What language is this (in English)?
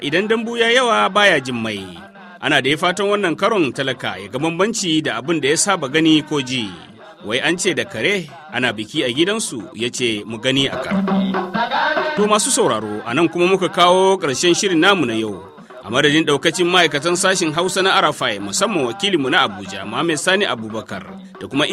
Swahili